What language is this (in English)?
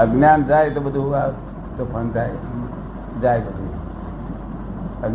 Gujarati